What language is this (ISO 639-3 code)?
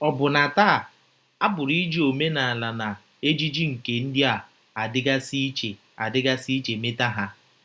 ibo